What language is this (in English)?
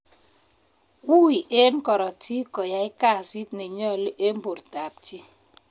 Kalenjin